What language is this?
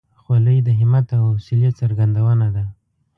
Pashto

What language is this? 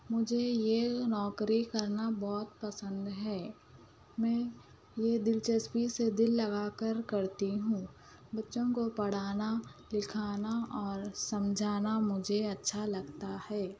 Urdu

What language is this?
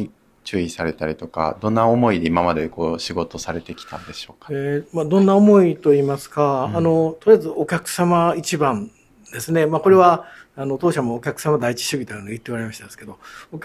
Japanese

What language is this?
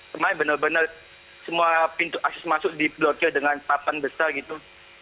Indonesian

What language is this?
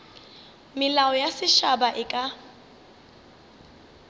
Northern Sotho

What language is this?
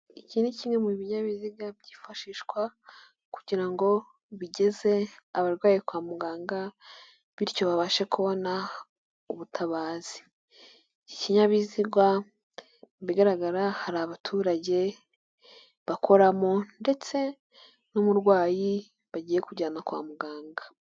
Kinyarwanda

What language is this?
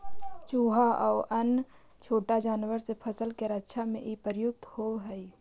Magahi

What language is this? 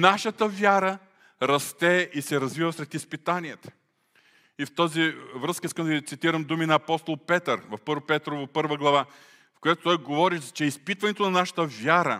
Bulgarian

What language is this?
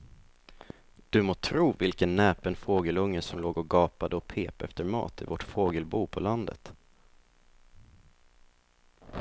Swedish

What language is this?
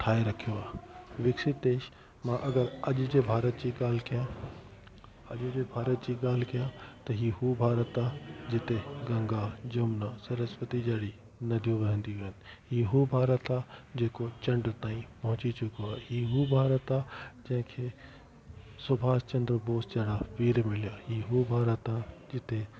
Sindhi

